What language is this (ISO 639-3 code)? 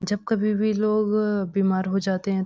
hin